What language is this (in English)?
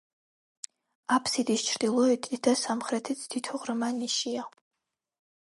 Georgian